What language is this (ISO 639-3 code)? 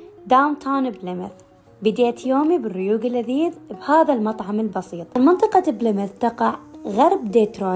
ara